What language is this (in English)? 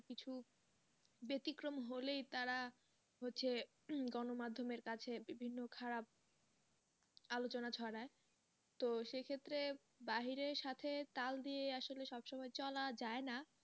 Bangla